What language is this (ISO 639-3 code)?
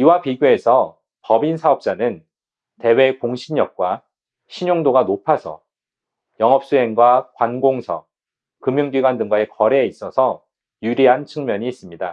kor